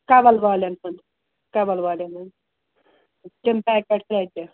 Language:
Kashmiri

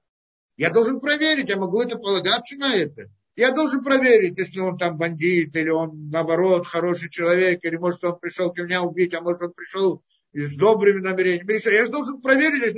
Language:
Russian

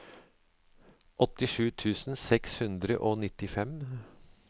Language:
Norwegian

